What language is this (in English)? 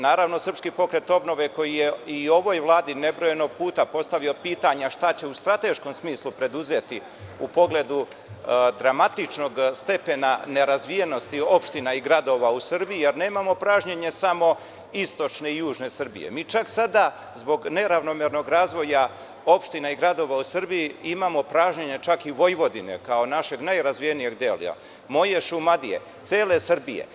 Serbian